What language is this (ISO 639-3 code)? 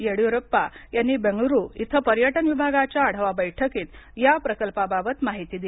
mar